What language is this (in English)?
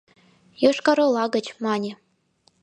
Mari